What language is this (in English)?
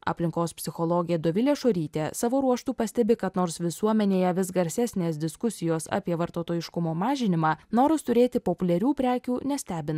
Lithuanian